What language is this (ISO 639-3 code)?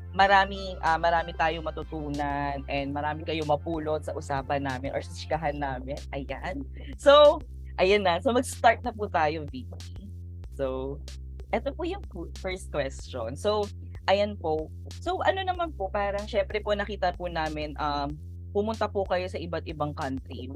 fil